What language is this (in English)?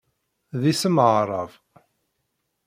Kabyle